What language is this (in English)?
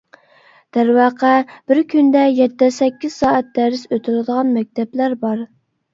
Uyghur